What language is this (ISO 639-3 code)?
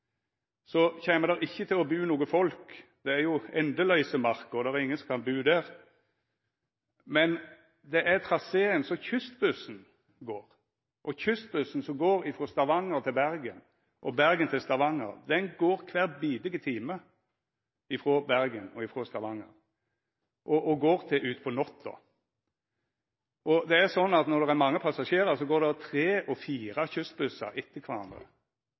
nno